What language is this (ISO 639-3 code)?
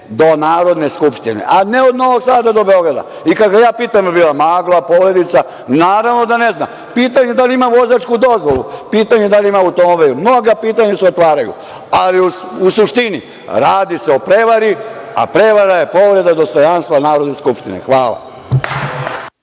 srp